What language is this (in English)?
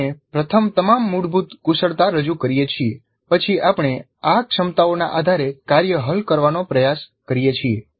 Gujarati